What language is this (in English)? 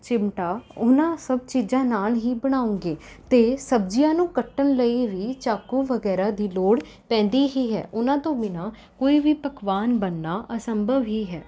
Punjabi